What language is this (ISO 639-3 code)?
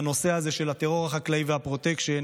heb